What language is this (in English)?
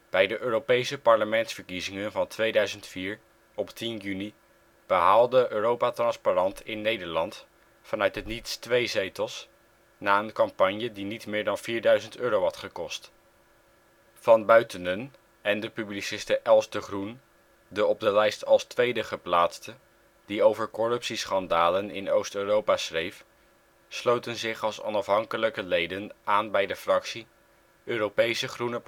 Dutch